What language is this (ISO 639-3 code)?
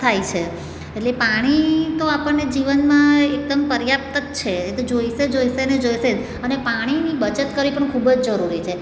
guj